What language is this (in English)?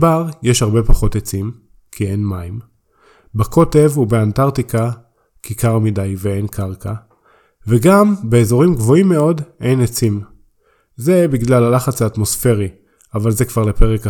Hebrew